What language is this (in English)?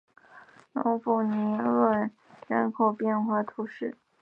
Chinese